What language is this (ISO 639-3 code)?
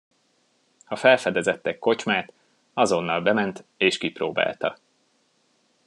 hun